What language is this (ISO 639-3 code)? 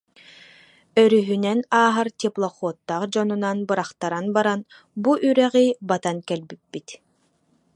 sah